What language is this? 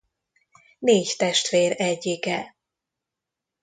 Hungarian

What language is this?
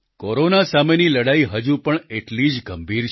Gujarati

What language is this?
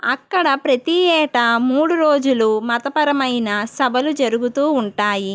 Telugu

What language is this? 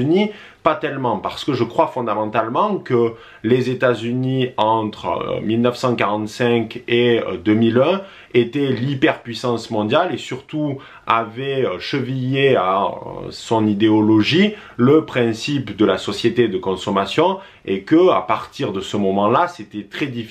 French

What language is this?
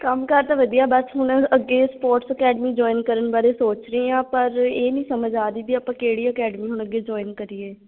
Punjabi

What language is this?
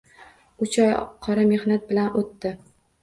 Uzbek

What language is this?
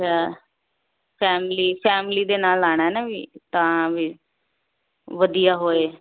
Punjabi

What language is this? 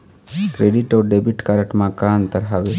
Chhattisgarhi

